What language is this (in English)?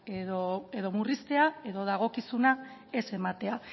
Basque